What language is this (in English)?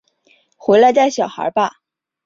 Chinese